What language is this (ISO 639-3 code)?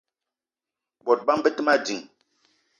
eto